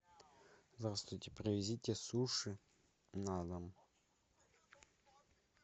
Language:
Russian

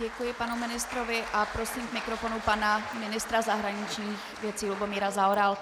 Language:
Czech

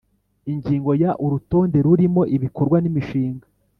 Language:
Kinyarwanda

